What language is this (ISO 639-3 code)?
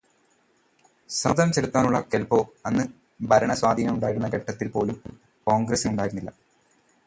mal